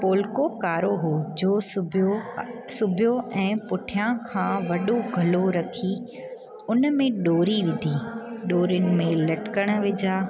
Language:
Sindhi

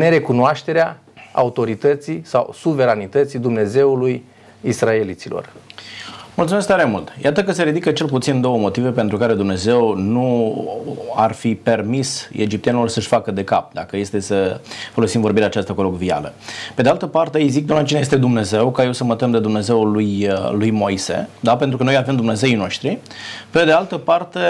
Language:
Romanian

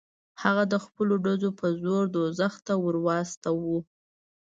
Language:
Pashto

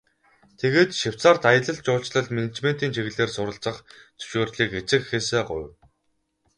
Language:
Mongolian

